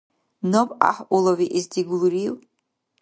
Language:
Dargwa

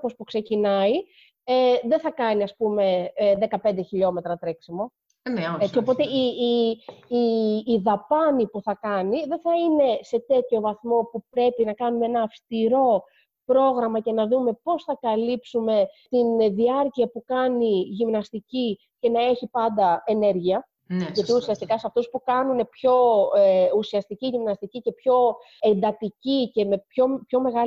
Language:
Greek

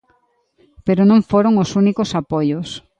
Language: Galician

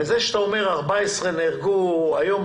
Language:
Hebrew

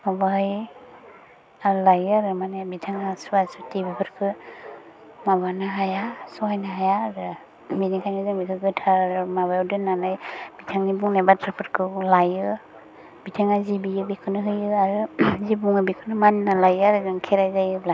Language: Bodo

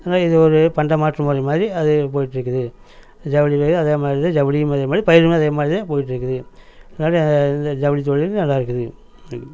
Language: Tamil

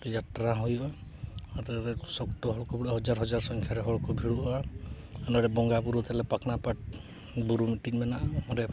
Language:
Santali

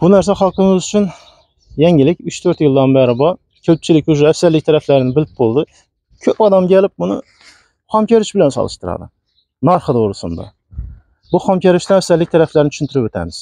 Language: Turkish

